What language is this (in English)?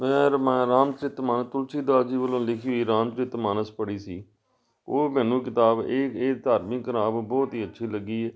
Punjabi